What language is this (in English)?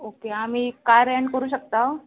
Konkani